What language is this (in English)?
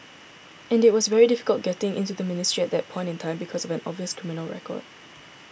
English